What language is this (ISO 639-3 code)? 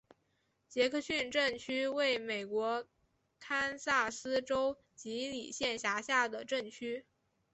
zho